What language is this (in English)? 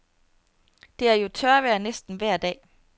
Danish